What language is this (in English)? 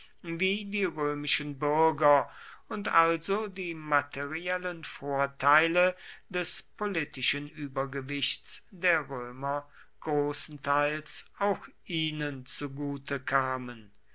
German